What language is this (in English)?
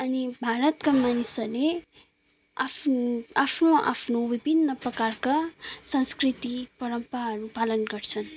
Nepali